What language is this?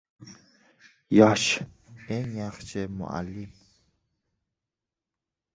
Uzbek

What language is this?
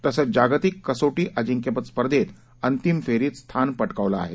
Marathi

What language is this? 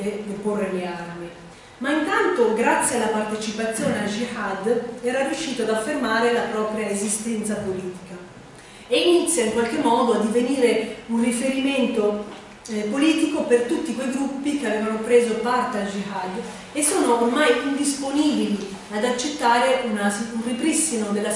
Italian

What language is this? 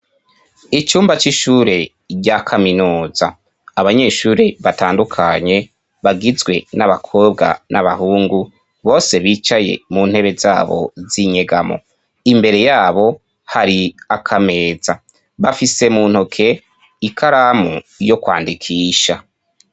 Rundi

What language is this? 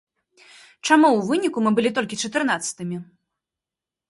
Belarusian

